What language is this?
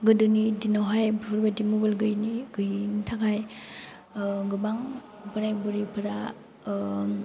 Bodo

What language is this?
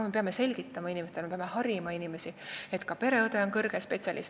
Estonian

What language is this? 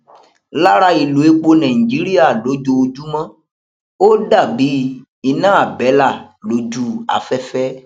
Yoruba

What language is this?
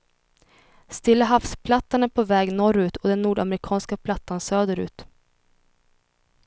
Swedish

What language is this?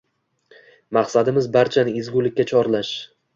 Uzbek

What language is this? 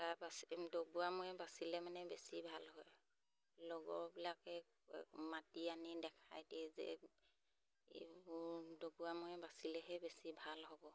Assamese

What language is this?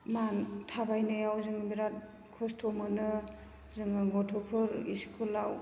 Bodo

